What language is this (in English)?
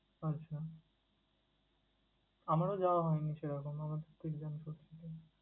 Bangla